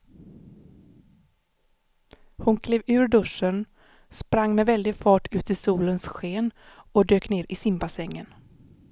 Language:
Swedish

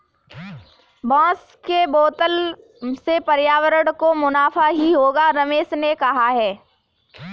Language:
Hindi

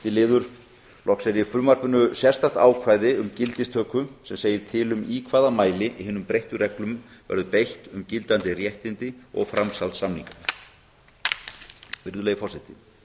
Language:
Icelandic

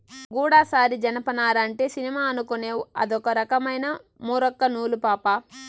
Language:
Telugu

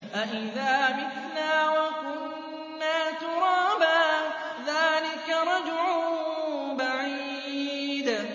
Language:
Arabic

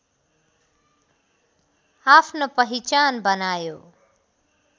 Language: Nepali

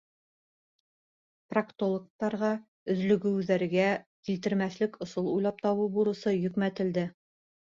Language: Bashkir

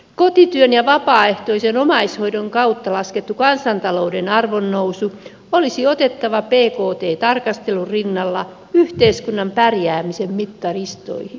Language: Finnish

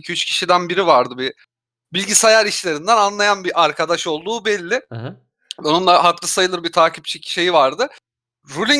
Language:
Turkish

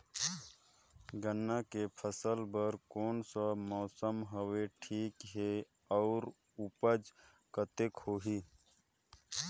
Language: Chhattisgarhi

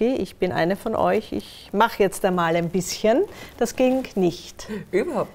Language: German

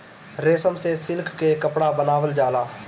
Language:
Bhojpuri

